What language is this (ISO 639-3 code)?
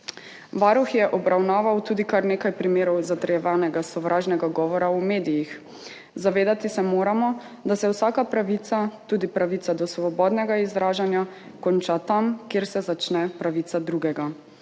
slv